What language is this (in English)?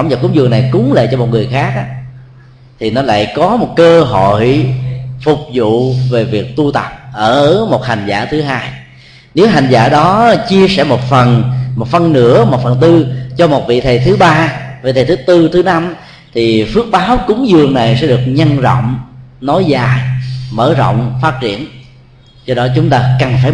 Vietnamese